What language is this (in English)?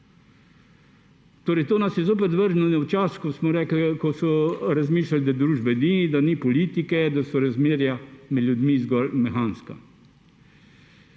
Slovenian